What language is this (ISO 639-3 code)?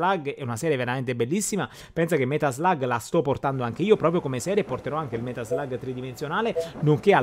ita